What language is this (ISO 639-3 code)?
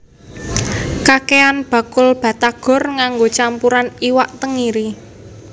jav